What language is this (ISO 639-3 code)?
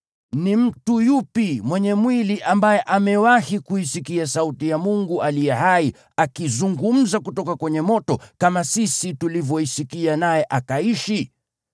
swa